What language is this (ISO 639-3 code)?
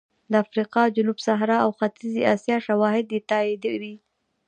pus